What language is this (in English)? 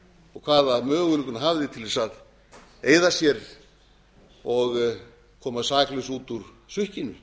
Icelandic